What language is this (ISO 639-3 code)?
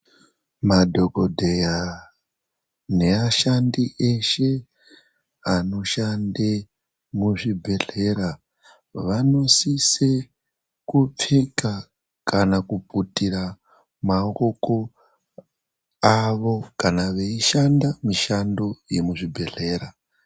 ndc